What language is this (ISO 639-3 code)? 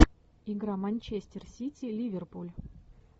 rus